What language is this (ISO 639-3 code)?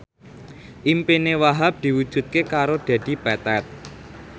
jav